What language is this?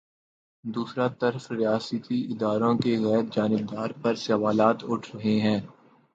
Urdu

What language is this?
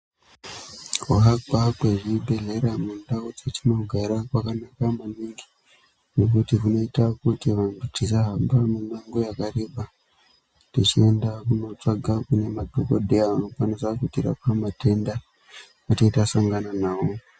Ndau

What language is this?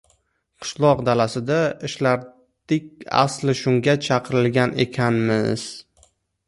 Uzbek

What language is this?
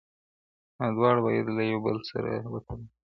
Pashto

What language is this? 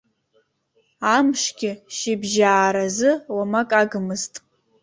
Abkhazian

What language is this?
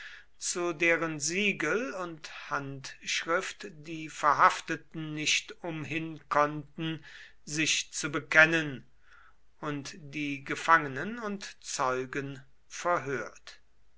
German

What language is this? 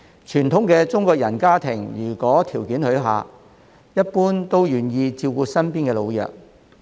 Cantonese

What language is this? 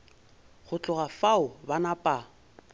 Northern Sotho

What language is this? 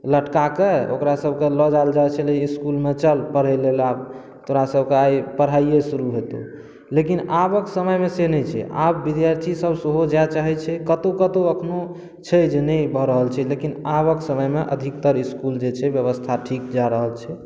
Maithili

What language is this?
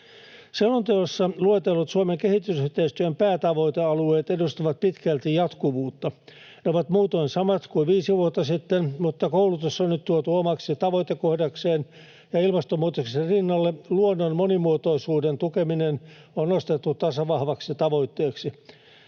Finnish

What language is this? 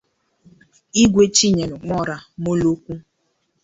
Igbo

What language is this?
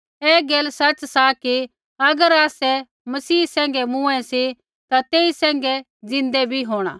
Kullu Pahari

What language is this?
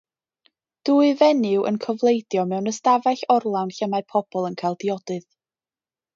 Welsh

